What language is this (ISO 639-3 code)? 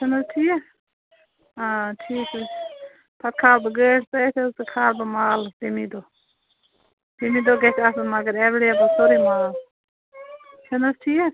kas